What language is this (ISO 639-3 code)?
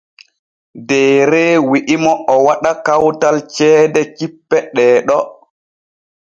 fue